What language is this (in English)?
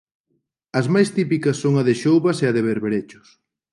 Galician